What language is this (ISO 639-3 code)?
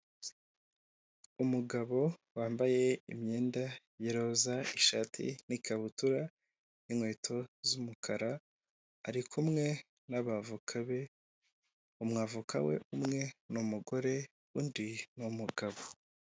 kin